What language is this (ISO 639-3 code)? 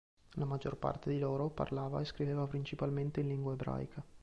ita